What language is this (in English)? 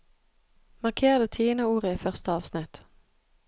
Norwegian